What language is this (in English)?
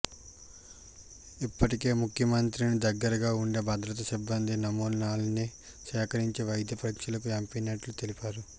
Telugu